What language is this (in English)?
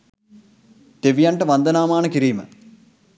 Sinhala